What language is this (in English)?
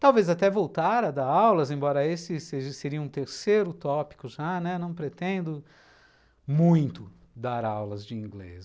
Portuguese